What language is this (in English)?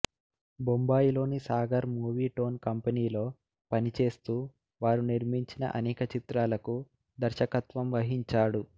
Telugu